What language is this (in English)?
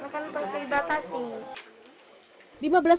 Indonesian